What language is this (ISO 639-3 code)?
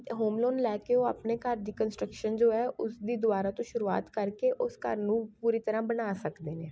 pan